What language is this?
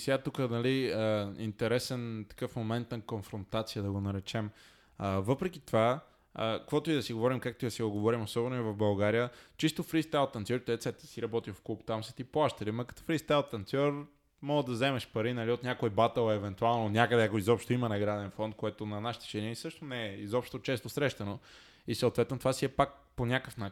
Bulgarian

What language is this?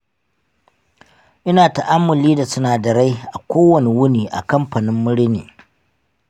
Hausa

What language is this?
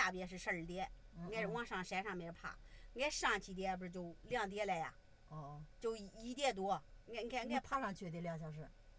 Chinese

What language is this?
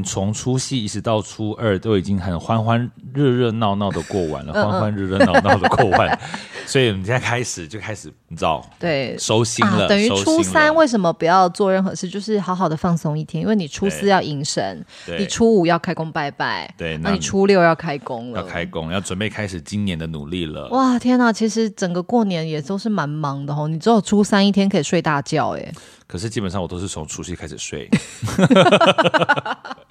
Chinese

